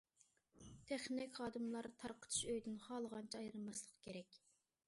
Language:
Uyghur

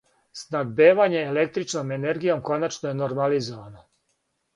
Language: Serbian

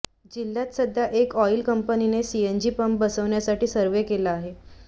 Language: Marathi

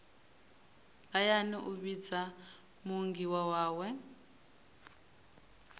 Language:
Venda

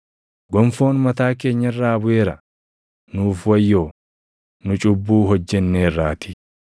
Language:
Oromo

